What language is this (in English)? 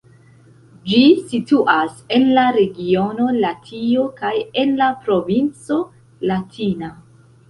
Esperanto